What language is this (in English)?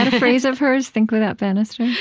English